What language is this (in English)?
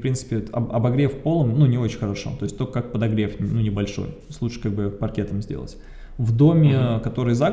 Russian